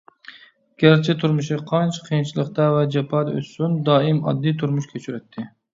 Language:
Uyghur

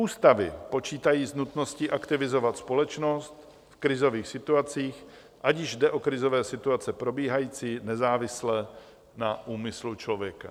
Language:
Czech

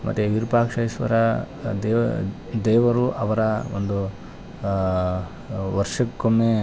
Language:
Kannada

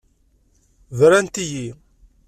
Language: Kabyle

